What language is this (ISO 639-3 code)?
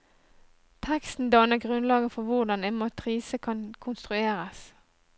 nor